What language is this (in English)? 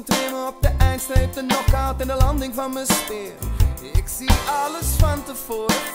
Dutch